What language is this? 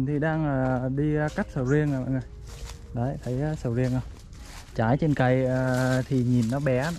Vietnamese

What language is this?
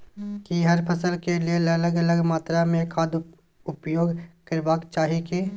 Maithili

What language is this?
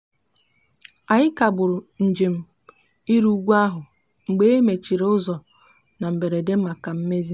Igbo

